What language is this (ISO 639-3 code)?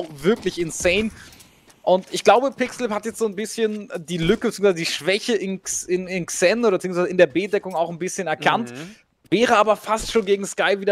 deu